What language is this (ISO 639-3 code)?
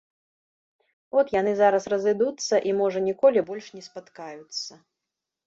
bel